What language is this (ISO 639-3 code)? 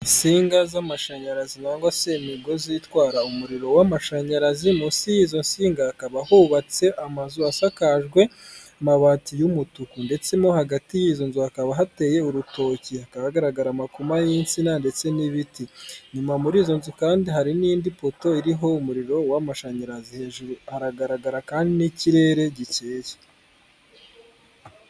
kin